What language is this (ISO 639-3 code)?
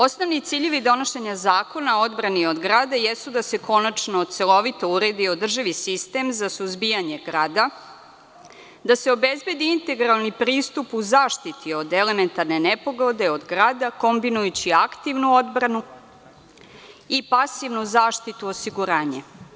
srp